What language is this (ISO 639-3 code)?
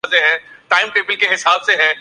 urd